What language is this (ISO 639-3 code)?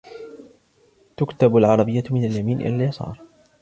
ara